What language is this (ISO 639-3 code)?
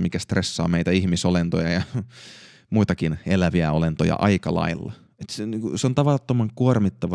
fin